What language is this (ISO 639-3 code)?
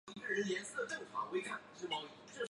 zho